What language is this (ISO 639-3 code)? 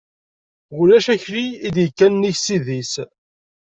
kab